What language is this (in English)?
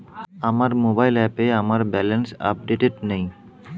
Bangla